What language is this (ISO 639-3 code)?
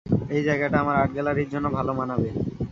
ben